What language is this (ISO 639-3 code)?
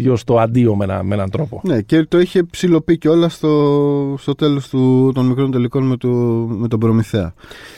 ell